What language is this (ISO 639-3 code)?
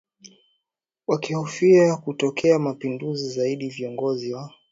swa